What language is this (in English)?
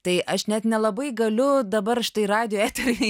Lithuanian